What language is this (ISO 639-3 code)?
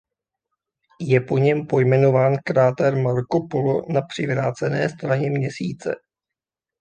ces